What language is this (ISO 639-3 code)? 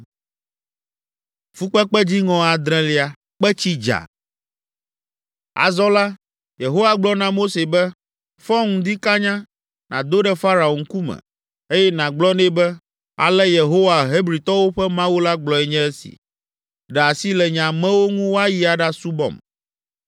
ewe